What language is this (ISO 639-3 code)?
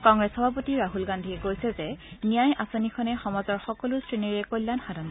asm